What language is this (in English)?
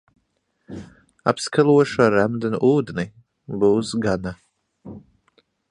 Latvian